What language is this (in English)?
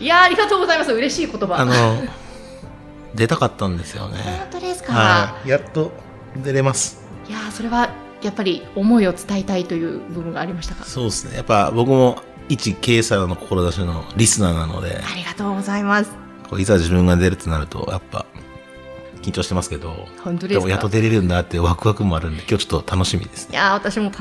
Japanese